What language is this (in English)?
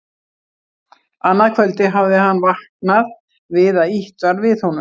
Icelandic